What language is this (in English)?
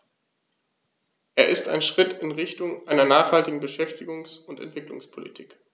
German